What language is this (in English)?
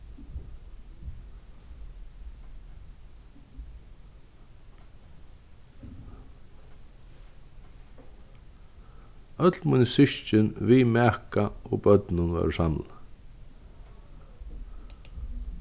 Faroese